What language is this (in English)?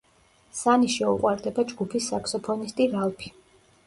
Georgian